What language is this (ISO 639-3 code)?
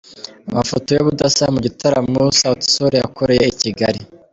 kin